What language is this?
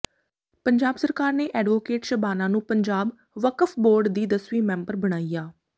Punjabi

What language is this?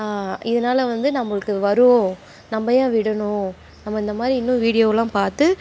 Tamil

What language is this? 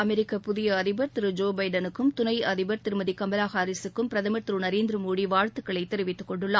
Tamil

